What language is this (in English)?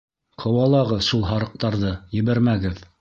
Bashkir